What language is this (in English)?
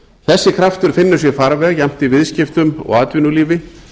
Icelandic